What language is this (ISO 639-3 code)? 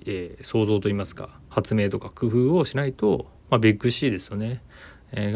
jpn